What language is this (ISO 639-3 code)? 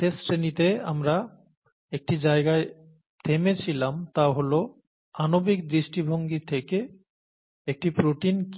ben